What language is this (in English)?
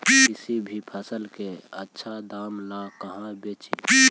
Magahi